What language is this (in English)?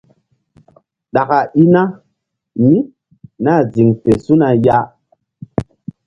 Mbum